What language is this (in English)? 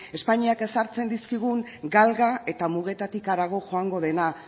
Basque